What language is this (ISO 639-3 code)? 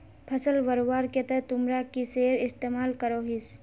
mag